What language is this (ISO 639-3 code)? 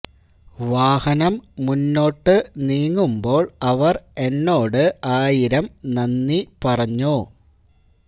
mal